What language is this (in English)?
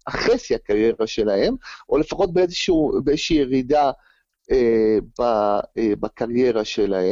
Hebrew